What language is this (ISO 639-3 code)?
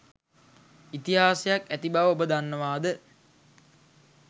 sin